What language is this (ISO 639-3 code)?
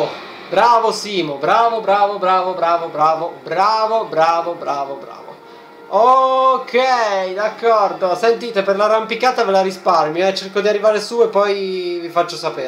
ita